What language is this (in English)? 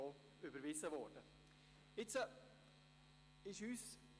Swiss German